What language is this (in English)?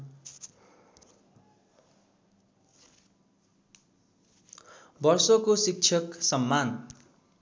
Nepali